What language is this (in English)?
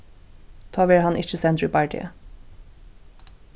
Faroese